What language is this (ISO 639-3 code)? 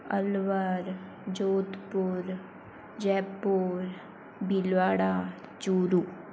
hin